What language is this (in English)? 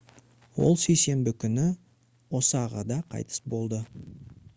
Kazakh